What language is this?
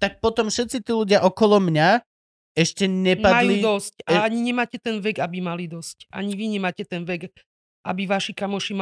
Slovak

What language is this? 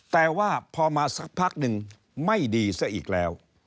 Thai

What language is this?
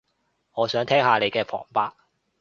Cantonese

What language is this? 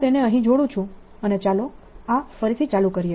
Gujarati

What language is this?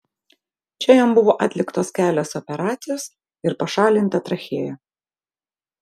Lithuanian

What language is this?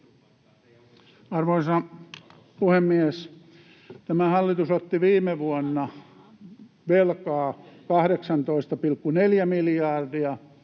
Finnish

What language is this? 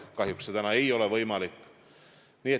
Estonian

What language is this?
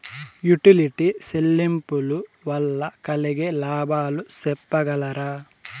Telugu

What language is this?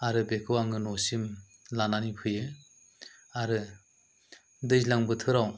Bodo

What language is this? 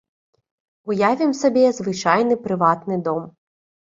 Belarusian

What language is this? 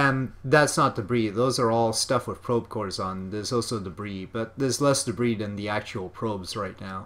English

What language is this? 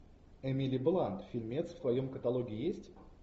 Russian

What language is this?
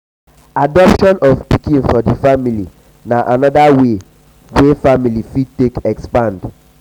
Nigerian Pidgin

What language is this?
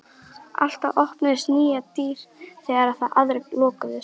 Icelandic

